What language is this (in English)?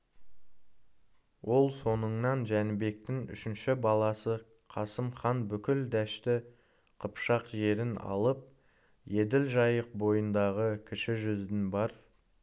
Kazakh